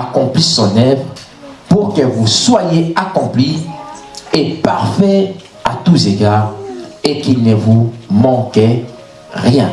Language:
French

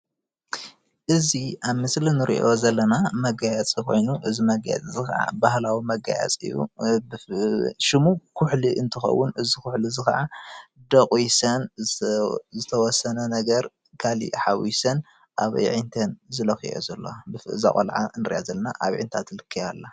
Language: Tigrinya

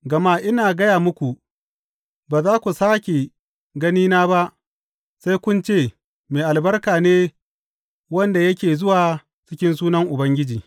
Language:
Hausa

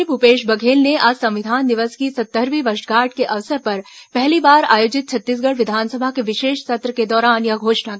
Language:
Hindi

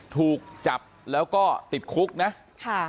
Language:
Thai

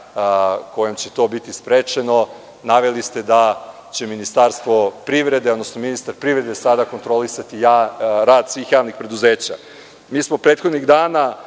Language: Serbian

